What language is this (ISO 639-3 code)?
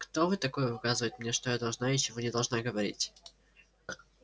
rus